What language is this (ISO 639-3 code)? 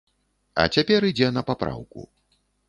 bel